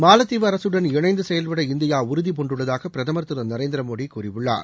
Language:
Tamil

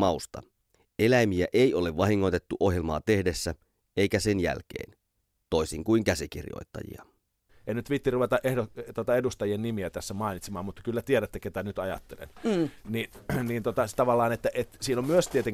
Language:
Finnish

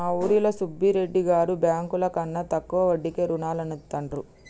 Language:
Telugu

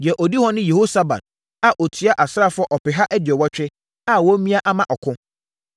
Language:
Akan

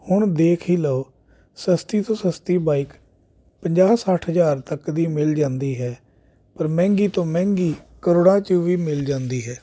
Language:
Punjabi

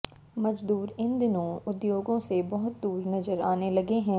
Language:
Hindi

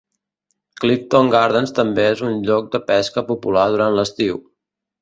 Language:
Catalan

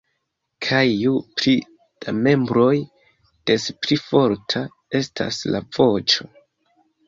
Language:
Esperanto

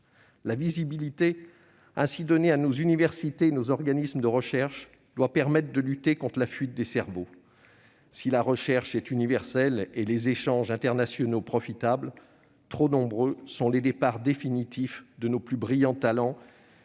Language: French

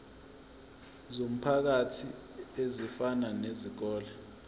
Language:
Zulu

